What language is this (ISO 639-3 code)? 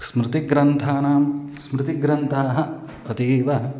san